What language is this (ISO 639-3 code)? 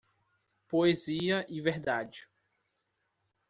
por